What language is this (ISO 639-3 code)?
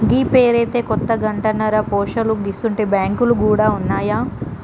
tel